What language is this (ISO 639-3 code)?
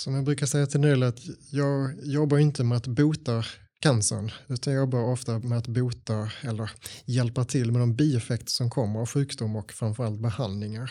swe